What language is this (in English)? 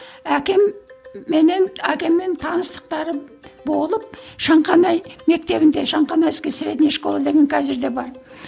Kazakh